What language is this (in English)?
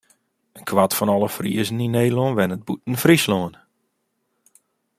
Western Frisian